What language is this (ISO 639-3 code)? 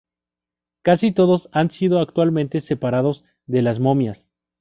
spa